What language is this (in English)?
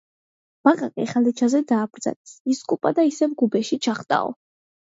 Georgian